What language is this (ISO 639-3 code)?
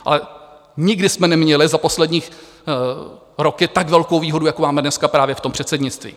ces